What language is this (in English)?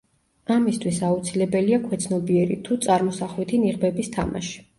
Georgian